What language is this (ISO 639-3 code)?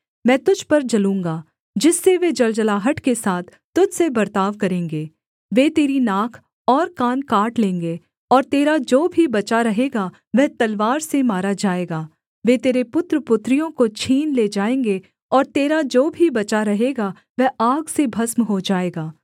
hin